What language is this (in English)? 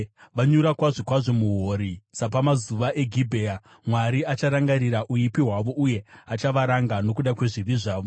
Shona